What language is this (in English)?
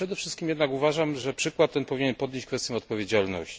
Polish